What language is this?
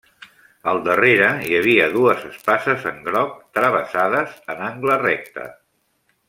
Catalan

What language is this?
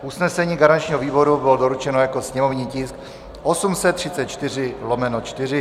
Czech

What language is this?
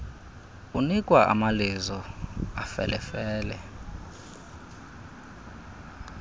Xhosa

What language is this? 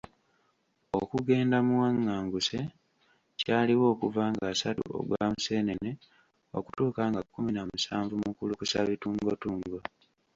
Ganda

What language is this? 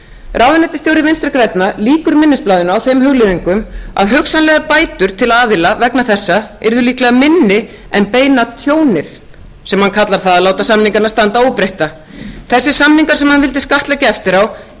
Icelandic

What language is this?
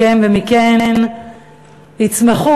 Hebrew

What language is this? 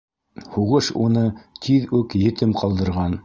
Bashkir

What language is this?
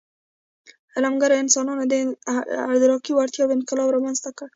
Pashto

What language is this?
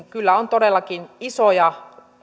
Finnish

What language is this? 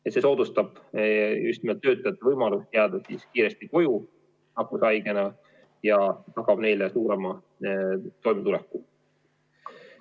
Estonian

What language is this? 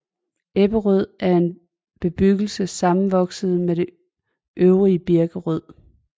Danish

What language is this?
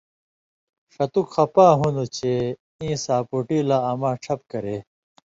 Indus Kohistani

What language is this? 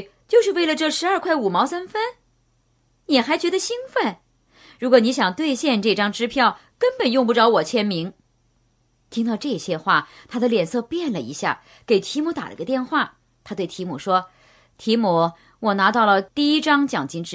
Chinese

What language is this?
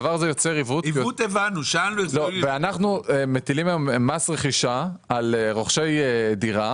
Hebrew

